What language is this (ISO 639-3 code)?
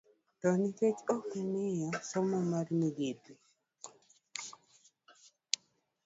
luo